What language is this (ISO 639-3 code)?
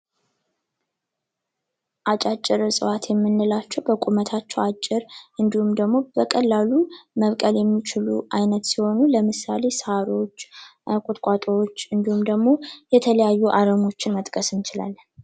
amh